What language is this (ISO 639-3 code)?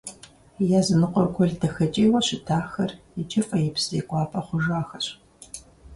kbd